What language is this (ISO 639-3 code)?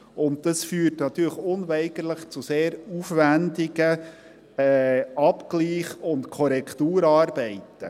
gsw